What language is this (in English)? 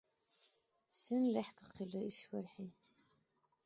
Dargwa